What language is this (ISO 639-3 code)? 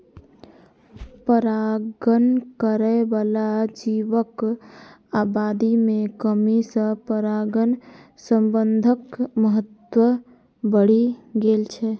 mai